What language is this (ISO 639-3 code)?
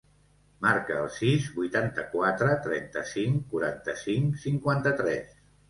cat